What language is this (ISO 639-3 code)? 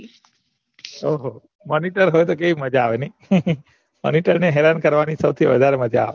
guj